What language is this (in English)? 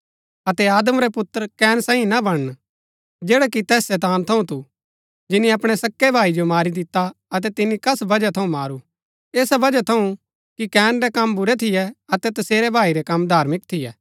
Gaddi